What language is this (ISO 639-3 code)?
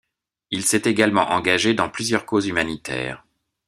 fra